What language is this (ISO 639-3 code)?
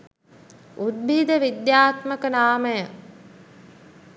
sin